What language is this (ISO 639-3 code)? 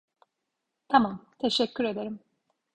tur